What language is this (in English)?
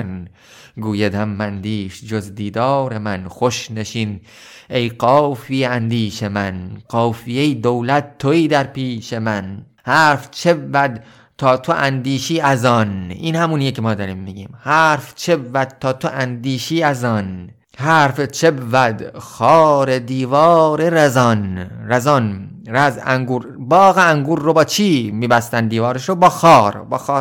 Persian